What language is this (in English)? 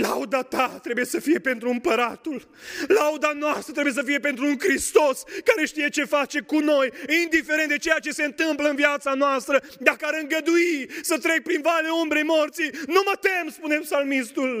Romanian